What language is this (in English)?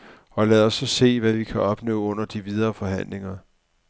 Danish